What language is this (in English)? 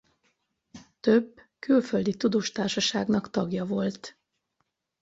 Hungarian